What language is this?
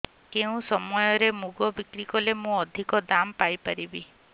Odia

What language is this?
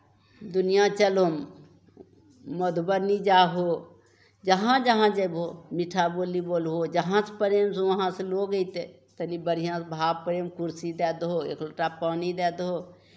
Maithili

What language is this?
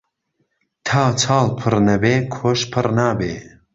Central Kurdish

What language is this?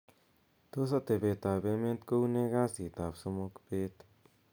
Kalenjin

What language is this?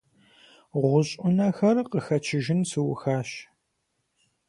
Kabardian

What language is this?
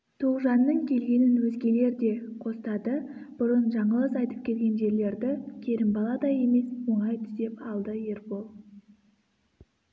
Kazakh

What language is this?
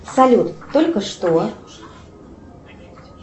Russian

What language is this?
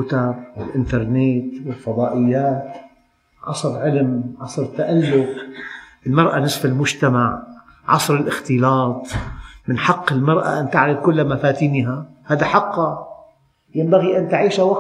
Arabic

